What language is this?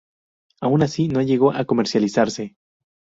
Spanish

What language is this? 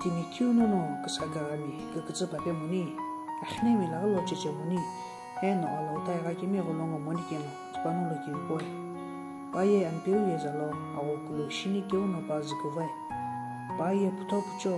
Romanian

